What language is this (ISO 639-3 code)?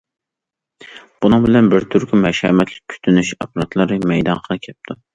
uig